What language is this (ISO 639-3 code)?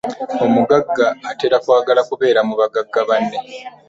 lug